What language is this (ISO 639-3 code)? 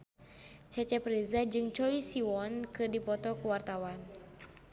sun